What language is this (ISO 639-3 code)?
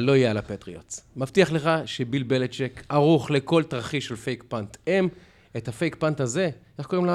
heb